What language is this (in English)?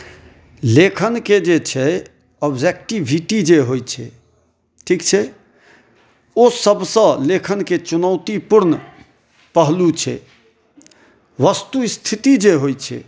Maithili